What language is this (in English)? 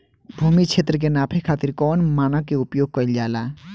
Bhojpuri